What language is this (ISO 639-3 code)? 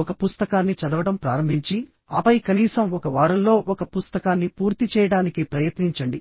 tel